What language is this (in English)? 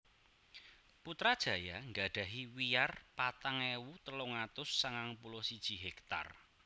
Javanese